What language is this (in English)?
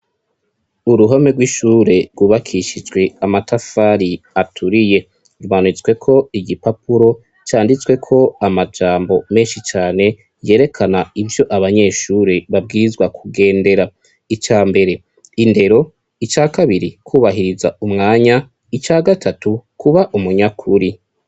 Rundi